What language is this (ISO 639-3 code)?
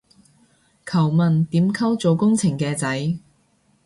yue